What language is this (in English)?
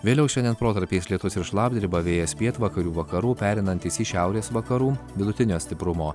Lithuanian